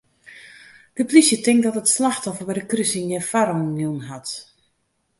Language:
Western Frisian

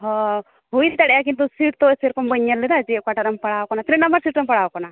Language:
Santali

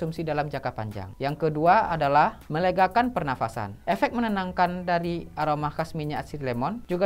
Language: Indonesian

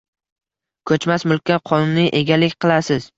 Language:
Uzbek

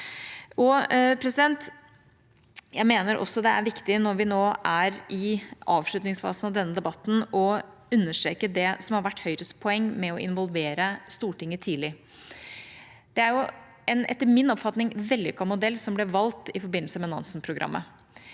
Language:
Norwegian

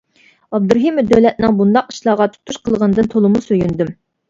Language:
Uyghur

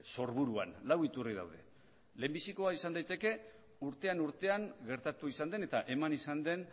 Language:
Basque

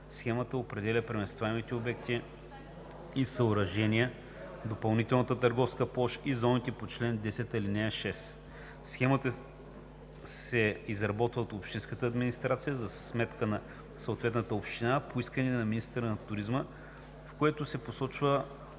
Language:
Bulgarian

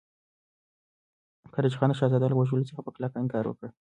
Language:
Pashto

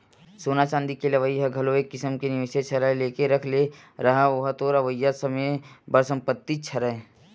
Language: Chhattisgarhi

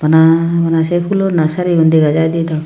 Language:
Chakma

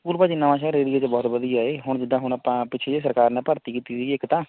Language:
Punjabi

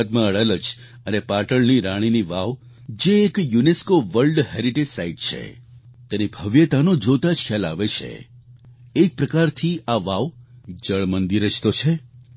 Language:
Gujarati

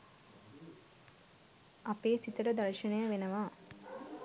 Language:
Sinhala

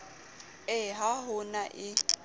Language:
Southern Sotho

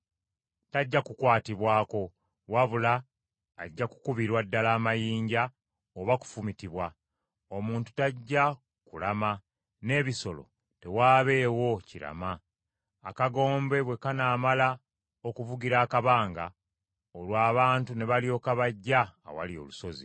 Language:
Ganda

